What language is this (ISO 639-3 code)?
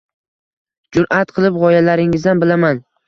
uzb